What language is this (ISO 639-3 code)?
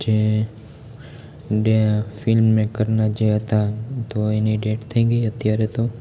guj